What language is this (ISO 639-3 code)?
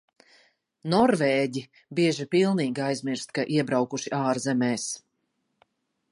lav